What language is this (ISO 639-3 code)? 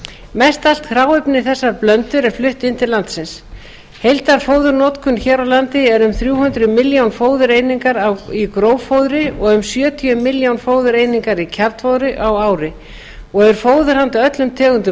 isl